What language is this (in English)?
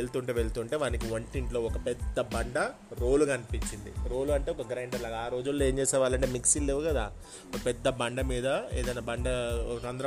Telugu